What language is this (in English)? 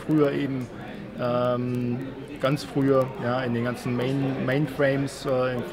German